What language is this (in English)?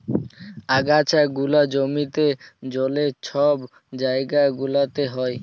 Bangla